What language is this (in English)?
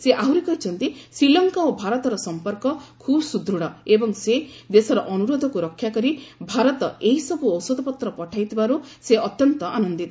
Odia